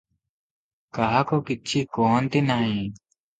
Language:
Odia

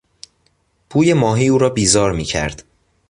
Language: Persian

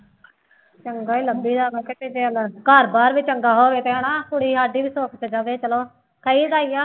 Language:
Punjabi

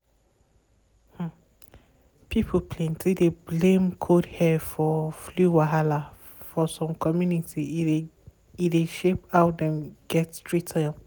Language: Nigerian Pidgin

